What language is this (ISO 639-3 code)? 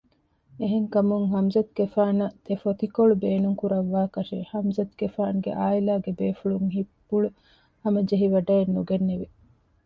div